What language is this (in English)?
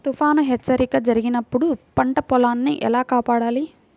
Telugu